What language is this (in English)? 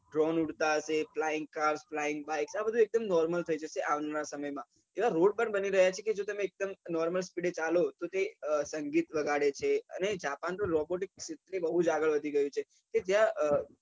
Gujarati